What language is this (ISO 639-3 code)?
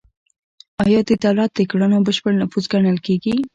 pus